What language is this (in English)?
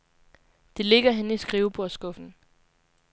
Danish